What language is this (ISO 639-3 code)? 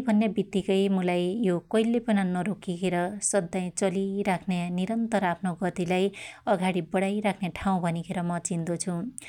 dty